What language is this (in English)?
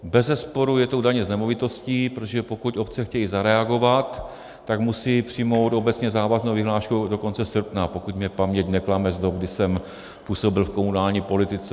Czech